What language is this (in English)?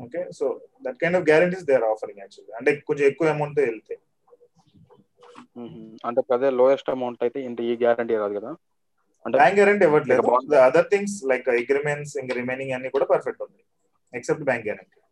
Telugu